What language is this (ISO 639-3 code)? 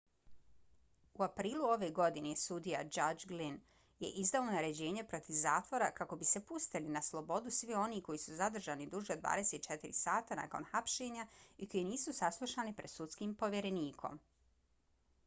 bos